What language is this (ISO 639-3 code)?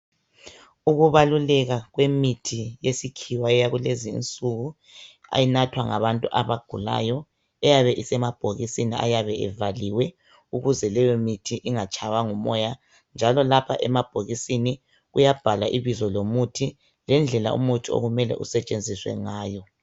nde